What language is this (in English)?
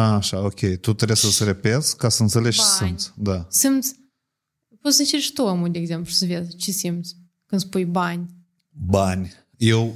Romanian